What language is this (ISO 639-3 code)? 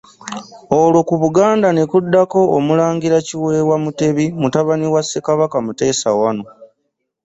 lug